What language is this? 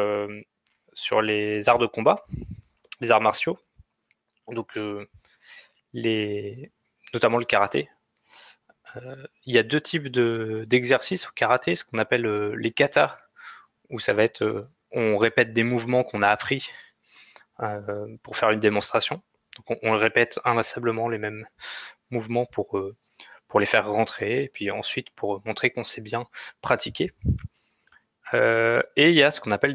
French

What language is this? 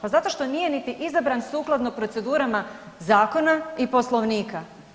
Croatian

